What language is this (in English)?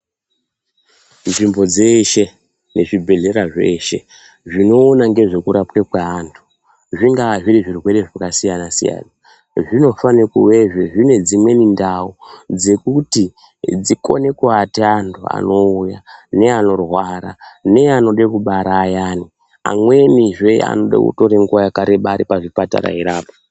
Ndau